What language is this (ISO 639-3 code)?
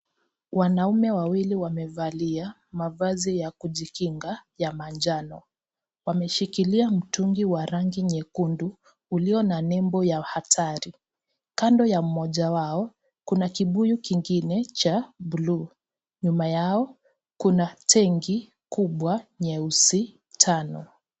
swa